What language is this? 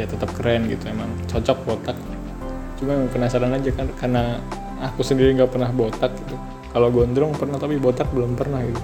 Indonesian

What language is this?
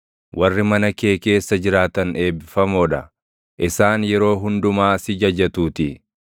Oromo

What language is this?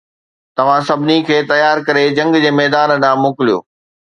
Sindhi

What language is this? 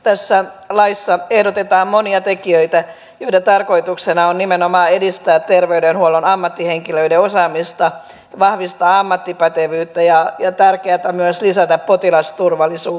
Finnish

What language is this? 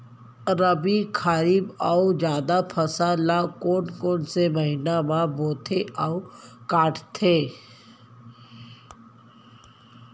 Chhattisgarhi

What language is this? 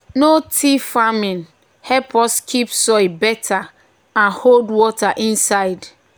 Nigerian Pidgin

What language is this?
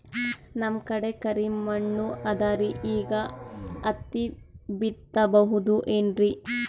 Kannada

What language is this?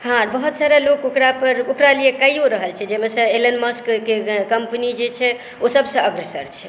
Maithili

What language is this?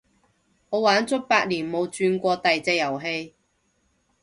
Cantonese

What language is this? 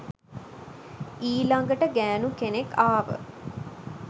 Sinhala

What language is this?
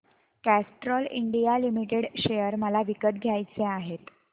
Marathi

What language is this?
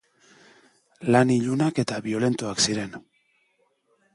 Basque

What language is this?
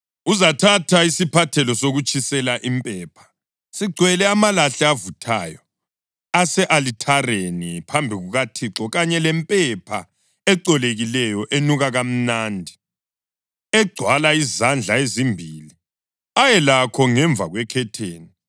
North Ndebele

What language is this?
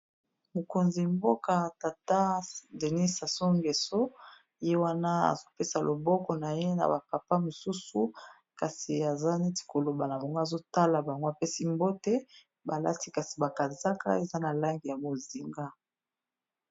Lingala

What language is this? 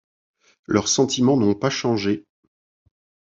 French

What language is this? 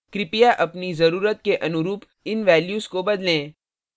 Hindi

